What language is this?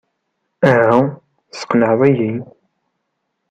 Kabyle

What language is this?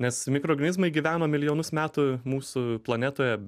Lithuanian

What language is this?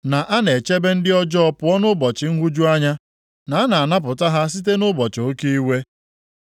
Igbo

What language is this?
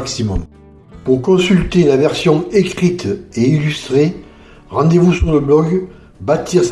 French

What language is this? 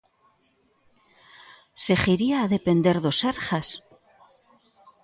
Galician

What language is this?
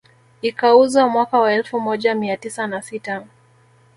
Swahili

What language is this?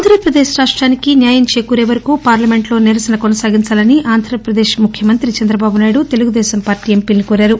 Telugu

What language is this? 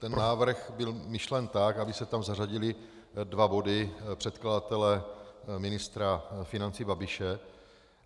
Czech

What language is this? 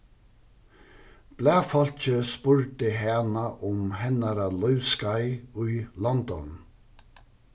Faroese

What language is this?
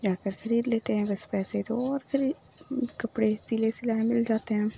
Urdu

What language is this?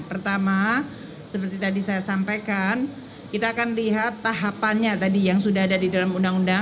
Indonesian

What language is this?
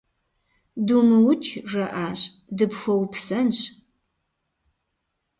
Kabardian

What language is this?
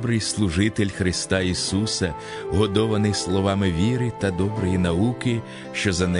Ukrainian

